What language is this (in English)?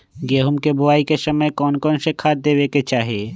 Magahi